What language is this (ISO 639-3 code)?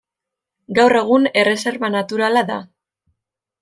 eus